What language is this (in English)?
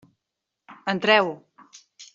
Catalan